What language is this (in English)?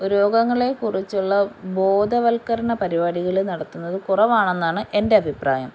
Malayalam